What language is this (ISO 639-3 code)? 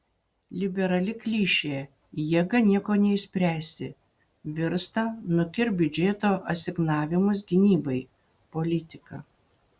lit